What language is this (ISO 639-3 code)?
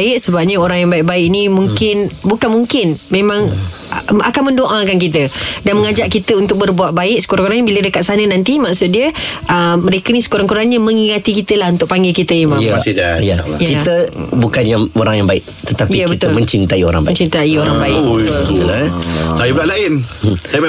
msa